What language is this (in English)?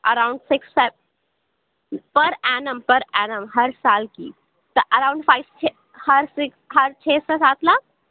Urdu